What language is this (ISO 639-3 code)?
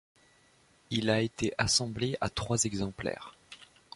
fra